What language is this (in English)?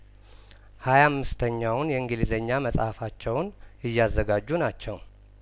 Amharic